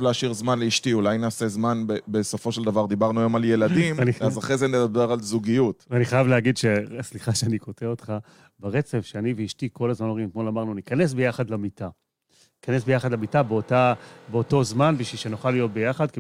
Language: Hebrew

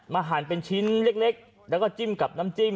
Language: Thai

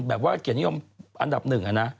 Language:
Thai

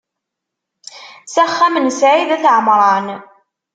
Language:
Kabyle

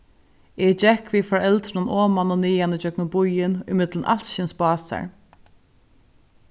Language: Faroese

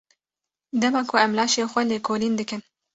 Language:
Kurdish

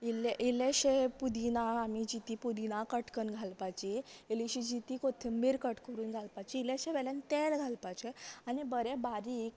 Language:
Konkani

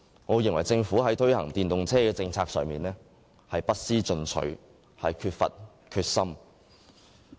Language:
Cantonese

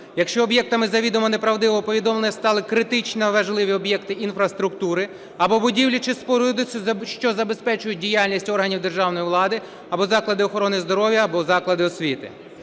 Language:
Ukrainian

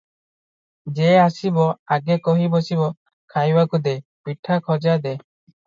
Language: Odia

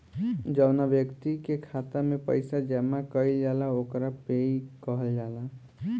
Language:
Bhojpuri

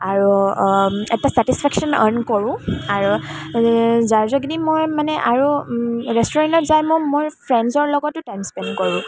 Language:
Assamese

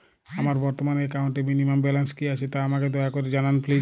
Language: Bangla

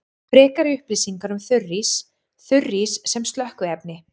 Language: Icelandic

